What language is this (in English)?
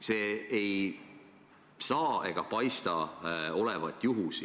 Estonian